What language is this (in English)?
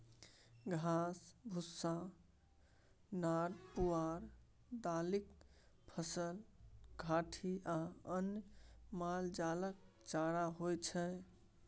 Maithili